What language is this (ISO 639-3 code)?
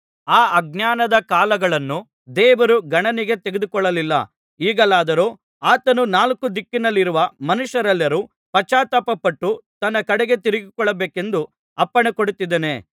kan